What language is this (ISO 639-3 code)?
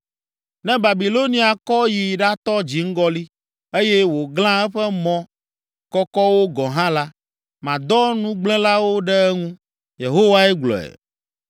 ewe